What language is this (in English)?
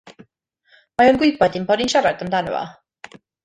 Welsh